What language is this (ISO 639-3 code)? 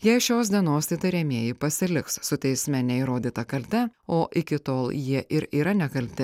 lit